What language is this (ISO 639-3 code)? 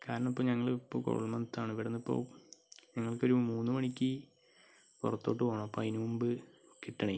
mal